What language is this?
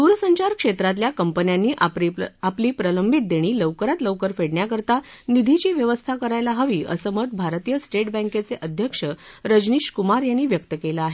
Marathi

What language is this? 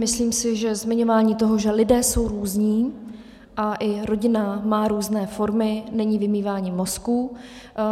Czech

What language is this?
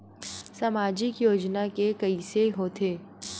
Chhattisgarhi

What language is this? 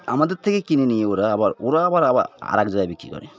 Bangla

